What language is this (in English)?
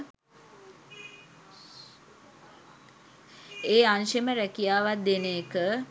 Sinhala